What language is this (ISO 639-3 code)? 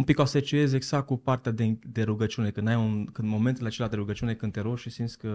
ron